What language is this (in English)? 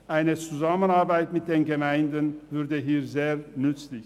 Swiss German